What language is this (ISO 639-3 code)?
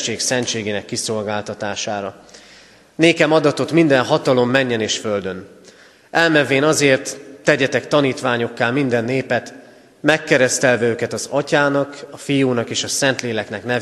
hun